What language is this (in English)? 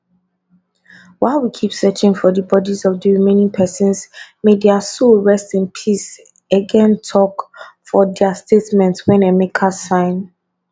Nigerian Pidgin